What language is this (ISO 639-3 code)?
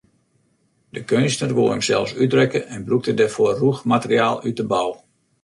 fry